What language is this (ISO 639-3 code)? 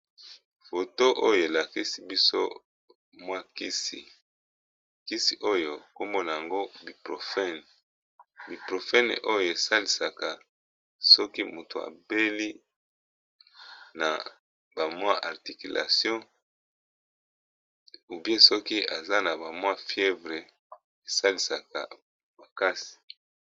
lin